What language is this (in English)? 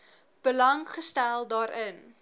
Afrikaans